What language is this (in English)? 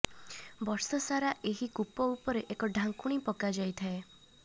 Odia